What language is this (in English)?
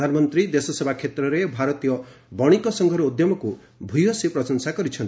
Odia